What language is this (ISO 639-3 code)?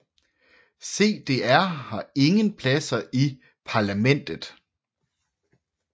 dan